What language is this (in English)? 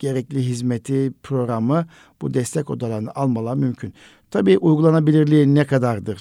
Turkish